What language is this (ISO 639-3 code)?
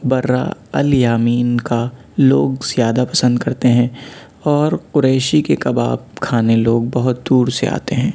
urd